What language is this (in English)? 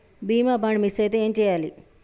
Telugu